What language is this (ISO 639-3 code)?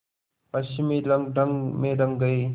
hin